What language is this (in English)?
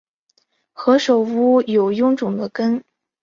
Chinese